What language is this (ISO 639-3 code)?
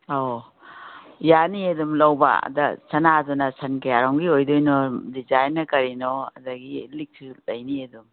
mni